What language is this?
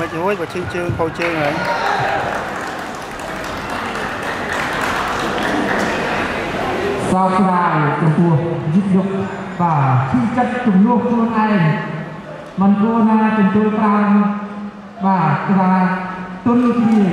Thai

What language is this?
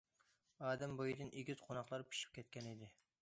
Uyghur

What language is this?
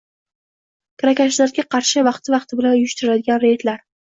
Uzbek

